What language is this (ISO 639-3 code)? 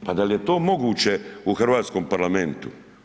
hrv